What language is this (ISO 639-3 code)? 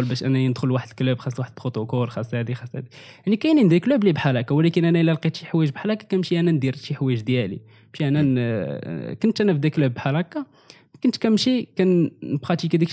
ara